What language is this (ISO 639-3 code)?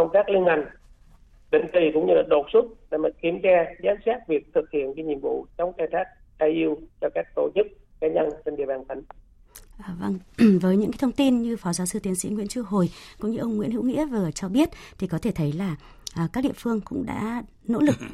vie